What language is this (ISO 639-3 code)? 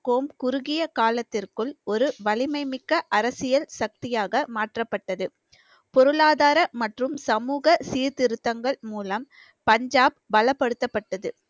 tam